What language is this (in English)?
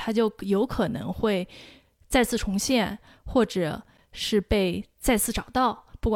Chinese